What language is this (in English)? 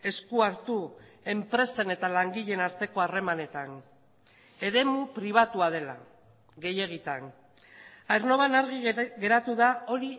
Basque